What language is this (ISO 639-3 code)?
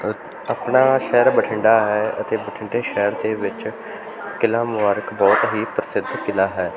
pan